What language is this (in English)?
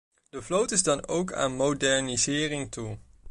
Dutch